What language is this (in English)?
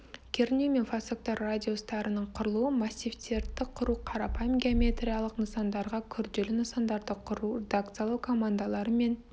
Kazakh